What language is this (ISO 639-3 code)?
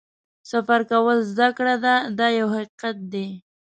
pus